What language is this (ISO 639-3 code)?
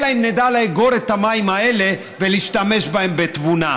heb